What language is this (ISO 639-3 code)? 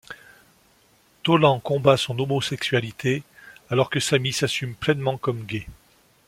fra